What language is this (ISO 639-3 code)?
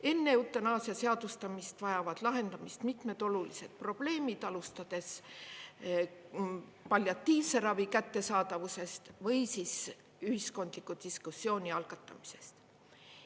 est